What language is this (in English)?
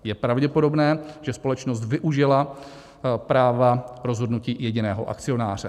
Czech